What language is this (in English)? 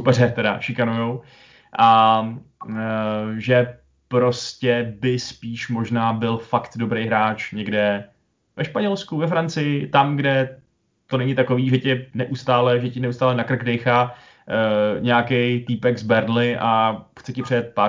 Czech